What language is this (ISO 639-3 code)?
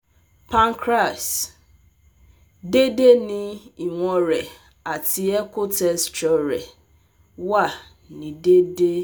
yor